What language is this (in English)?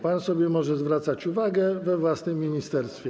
Polish